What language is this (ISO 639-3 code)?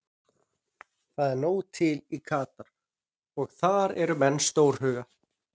isl